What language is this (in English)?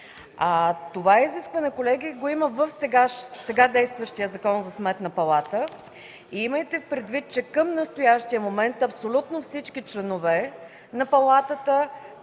Bulgarian